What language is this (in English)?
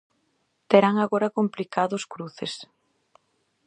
Galician